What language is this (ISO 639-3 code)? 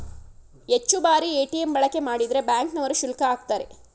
kan